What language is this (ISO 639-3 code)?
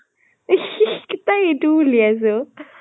asm